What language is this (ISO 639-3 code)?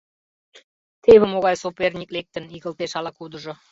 chm